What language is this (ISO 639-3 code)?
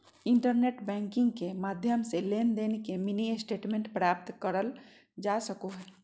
mag